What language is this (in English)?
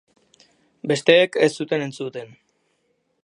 Basque